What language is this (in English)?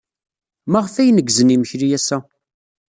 Kabyle